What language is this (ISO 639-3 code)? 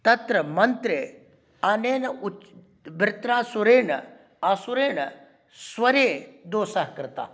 san